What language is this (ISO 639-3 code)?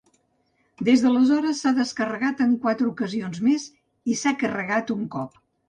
cat